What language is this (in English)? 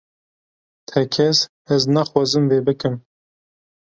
Kurdish